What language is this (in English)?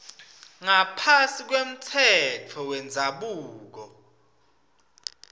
Swati